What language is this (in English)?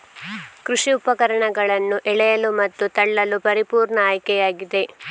Kannada